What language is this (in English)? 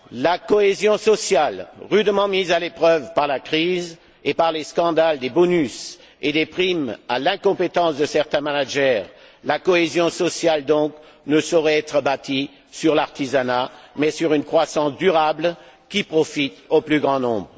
French